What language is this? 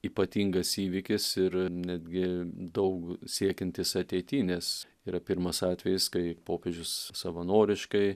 Lithuanian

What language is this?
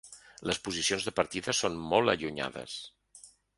Catalan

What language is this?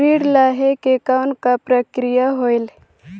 Chhattisgarhi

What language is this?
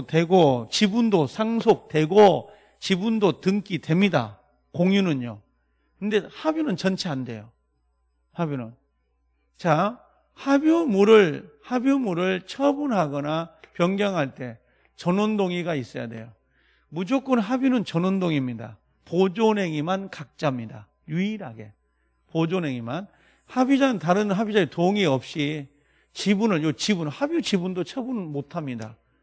Korean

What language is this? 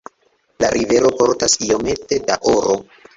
Esperanto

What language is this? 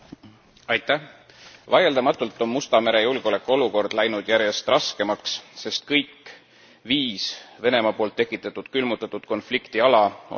Estonian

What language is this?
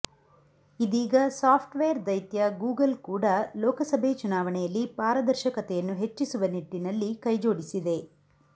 Kannada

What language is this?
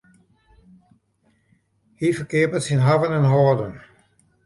Western Frisian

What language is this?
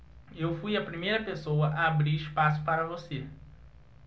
Portuguese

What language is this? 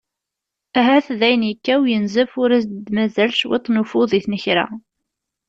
Kabyle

